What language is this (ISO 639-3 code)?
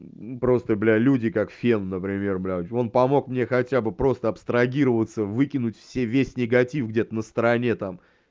rus